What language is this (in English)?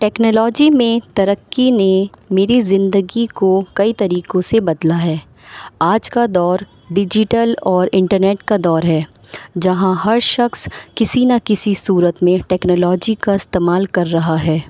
Urdu